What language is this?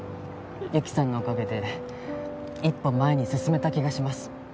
Japanese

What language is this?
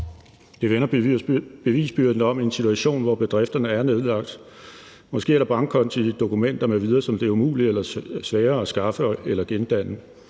Danish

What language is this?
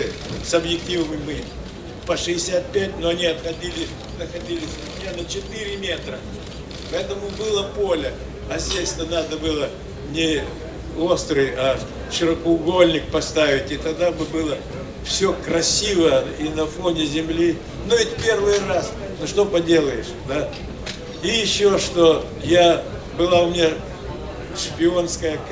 Russian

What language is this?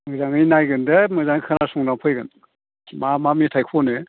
Bodo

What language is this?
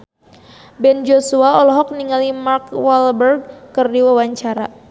Sundanese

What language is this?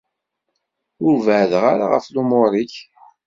Kabyle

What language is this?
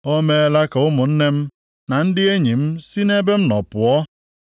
Igbo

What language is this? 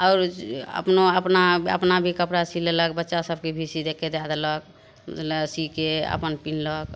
Maithili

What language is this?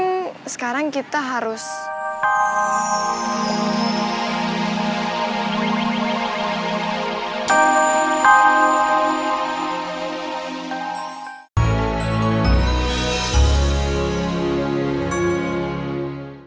Indonesian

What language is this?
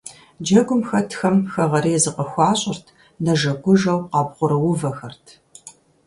Kabardian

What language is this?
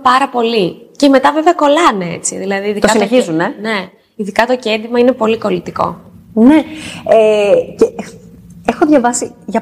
Greek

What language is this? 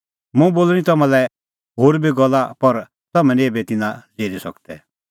Kullu Pahari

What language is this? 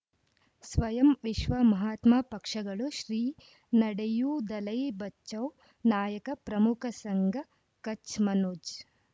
Kannada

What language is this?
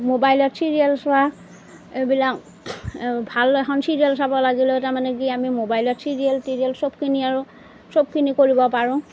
Assamese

